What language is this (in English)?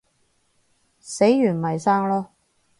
Cantonese